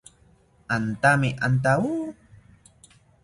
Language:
South Ucayali Ashéninka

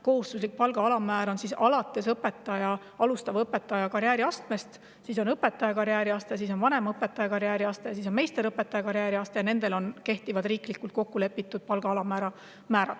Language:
Estonian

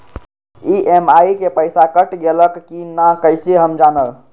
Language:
Magahi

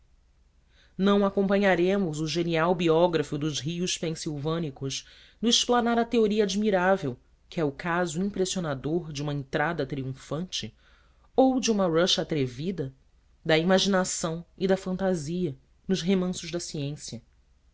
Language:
Portuguese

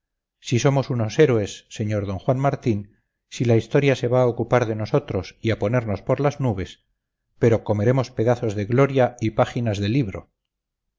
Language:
Spanish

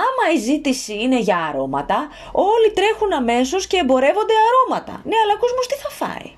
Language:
Greek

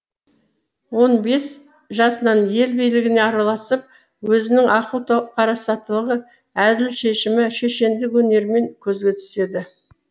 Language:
Kazakh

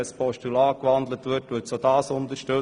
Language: Swiss German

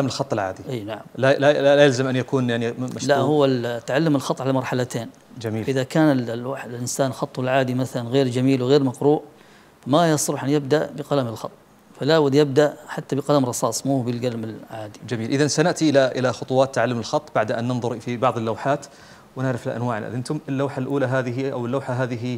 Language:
Arabic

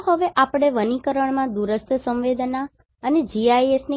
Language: Gujarati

